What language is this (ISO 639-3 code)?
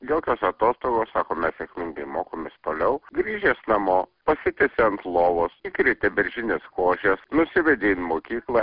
lit